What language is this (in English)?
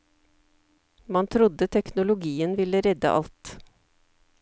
Norwegian